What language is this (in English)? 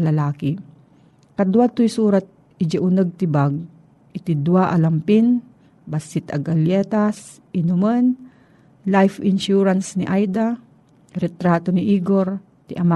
Filipino